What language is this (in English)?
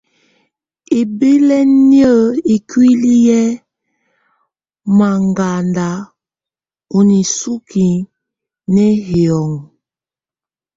Tunen